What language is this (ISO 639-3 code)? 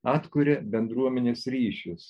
lit